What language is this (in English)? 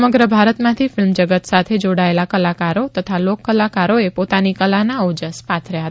Gujarati